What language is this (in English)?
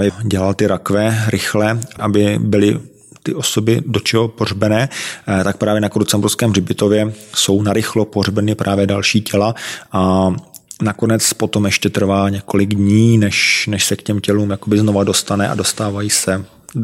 Czech